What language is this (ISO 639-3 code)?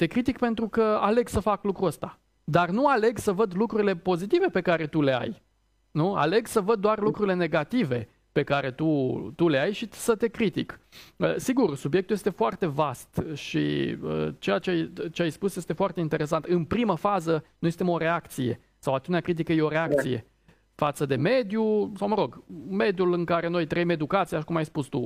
ron